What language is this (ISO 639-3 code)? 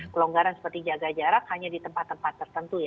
ind